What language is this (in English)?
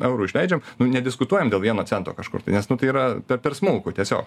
Lithuanian